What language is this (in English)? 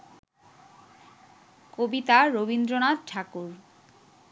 Bangla